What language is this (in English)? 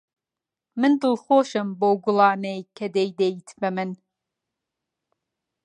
Central Kurdish